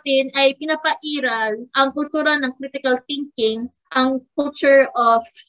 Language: Filipino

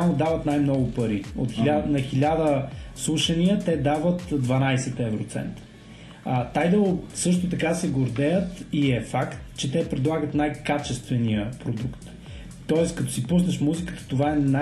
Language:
Bulgarian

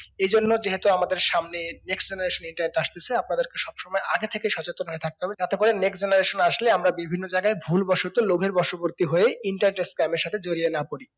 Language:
Bangla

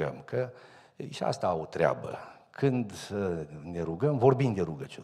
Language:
Romanian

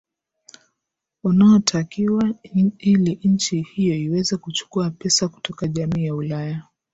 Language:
Swahili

